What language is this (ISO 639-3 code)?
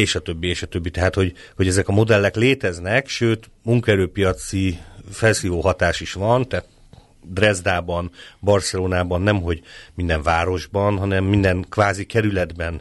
hun